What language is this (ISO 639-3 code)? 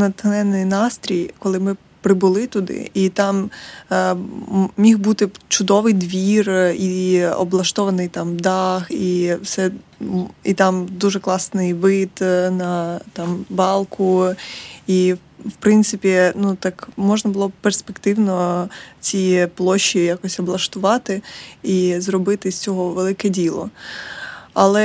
ukr